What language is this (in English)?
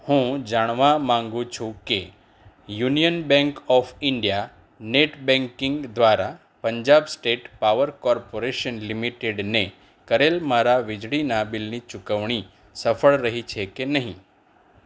Gujarati